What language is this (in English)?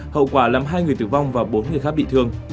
Vietnamese